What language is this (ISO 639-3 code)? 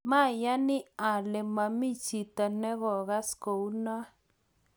kln